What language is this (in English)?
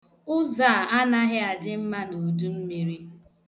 Igbo